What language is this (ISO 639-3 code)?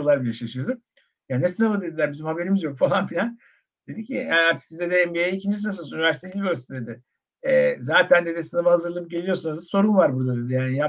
tur